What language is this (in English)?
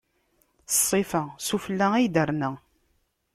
Kabyle